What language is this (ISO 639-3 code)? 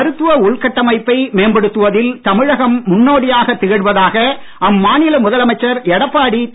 tam